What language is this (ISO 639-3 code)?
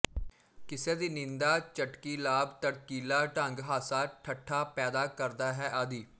pan